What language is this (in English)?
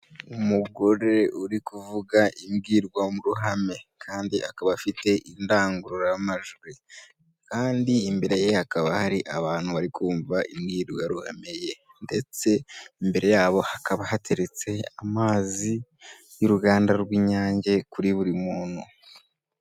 Kinyarwanda